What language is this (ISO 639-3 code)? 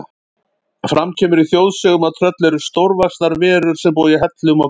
isl